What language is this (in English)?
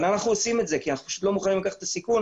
Hebrew